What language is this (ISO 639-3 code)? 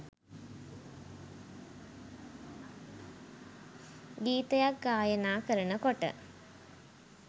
sin